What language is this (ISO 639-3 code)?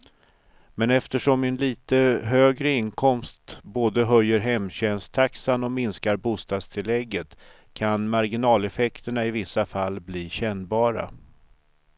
swe